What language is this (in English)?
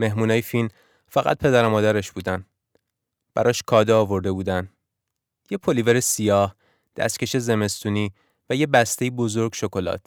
Persian